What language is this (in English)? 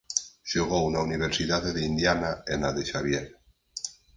Galician